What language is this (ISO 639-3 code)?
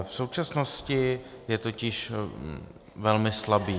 ces